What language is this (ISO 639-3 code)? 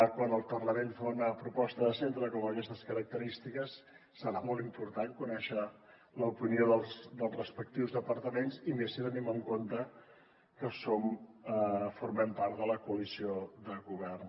cat